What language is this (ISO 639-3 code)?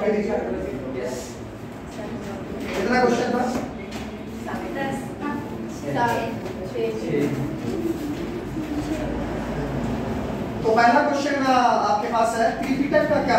hin